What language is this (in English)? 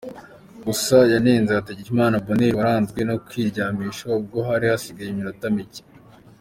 Kinyarwanda